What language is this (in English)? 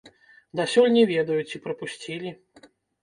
Belarusian